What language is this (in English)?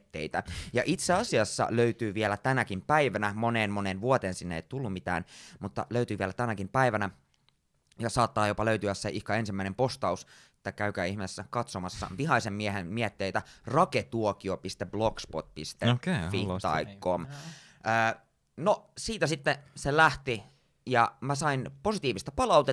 Finnish